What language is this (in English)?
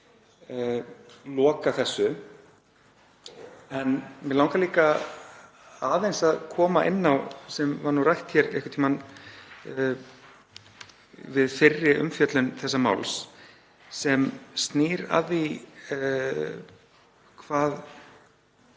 Icelandic